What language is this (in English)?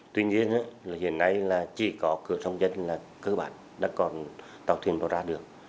Vietnamese